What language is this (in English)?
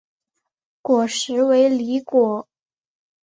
Chinese